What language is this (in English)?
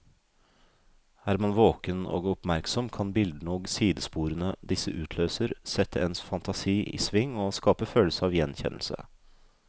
Norwegian